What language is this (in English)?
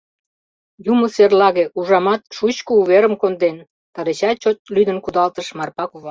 Mari